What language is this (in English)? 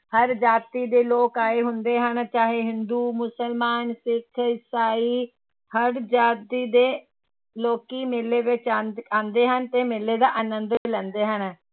Punjabi